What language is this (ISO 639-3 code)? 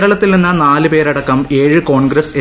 mal